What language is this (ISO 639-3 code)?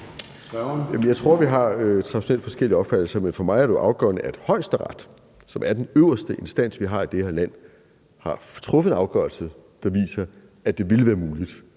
dan